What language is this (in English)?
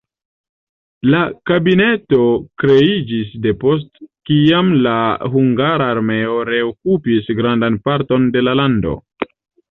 Esperanto